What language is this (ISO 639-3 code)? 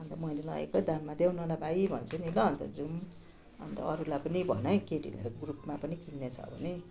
nep